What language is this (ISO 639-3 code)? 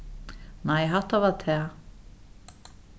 fao